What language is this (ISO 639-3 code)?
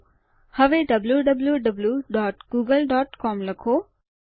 guj